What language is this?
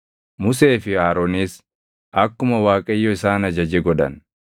Oromo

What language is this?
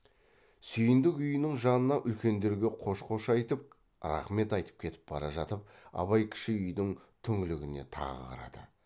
Kazakh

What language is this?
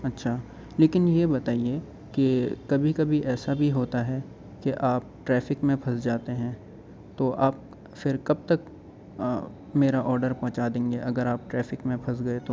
Urdu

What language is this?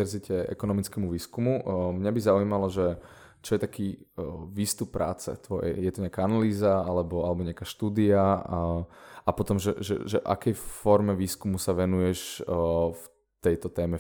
Slovak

